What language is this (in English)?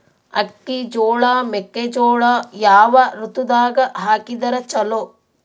Kannada